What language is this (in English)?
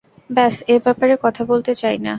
Bangla